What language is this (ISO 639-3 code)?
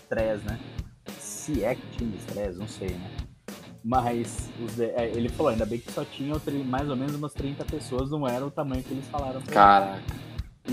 por